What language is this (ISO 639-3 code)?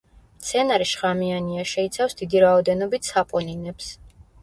kat